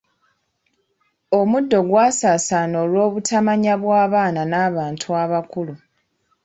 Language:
Ganda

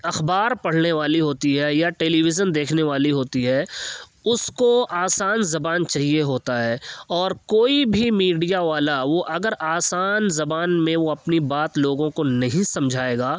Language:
Urdu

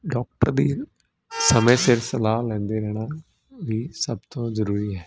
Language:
Punjabi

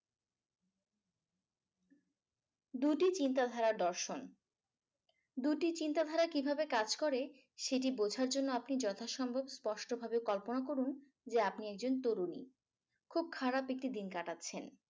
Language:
Bangla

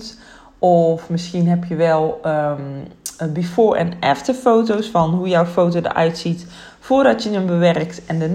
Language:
Dutch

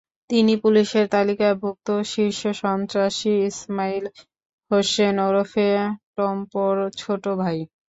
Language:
Bangla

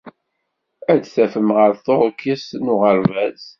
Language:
Kabyle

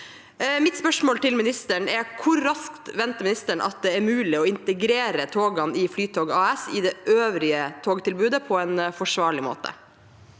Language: Norwegian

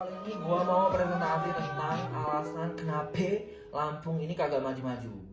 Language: Indonesian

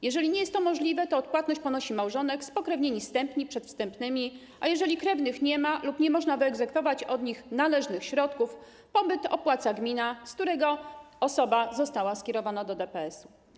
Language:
Polish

